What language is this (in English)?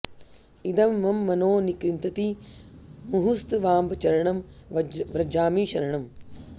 Sanskrit